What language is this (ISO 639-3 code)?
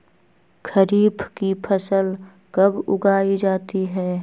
mag